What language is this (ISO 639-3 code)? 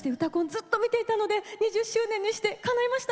jpn